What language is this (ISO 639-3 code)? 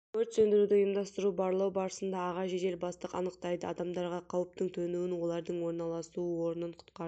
kaz